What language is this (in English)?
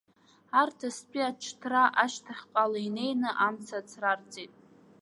Abkhazian